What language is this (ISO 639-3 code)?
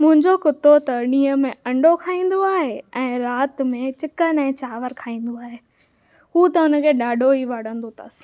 snd